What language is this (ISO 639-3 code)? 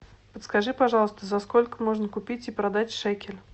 rus